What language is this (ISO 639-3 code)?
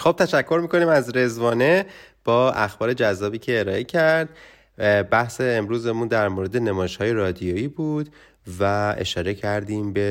fas